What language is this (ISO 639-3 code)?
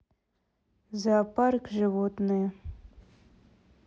rus